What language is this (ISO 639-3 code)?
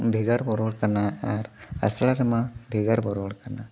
sat